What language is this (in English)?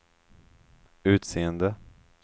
Swedish